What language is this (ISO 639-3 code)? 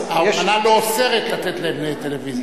heb